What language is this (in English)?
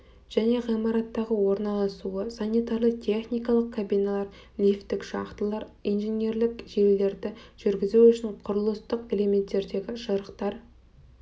Kazakh